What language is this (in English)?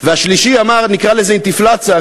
Hebrew